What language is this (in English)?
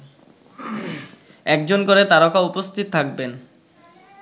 Bangla